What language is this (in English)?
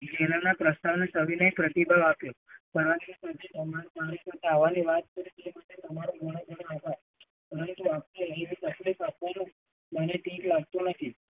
Gujarati